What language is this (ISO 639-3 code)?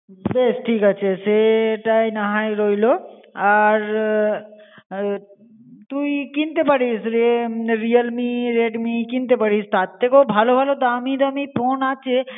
ben